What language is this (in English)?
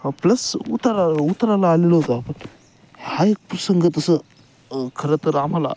Marathi